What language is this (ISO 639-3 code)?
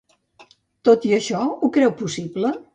cat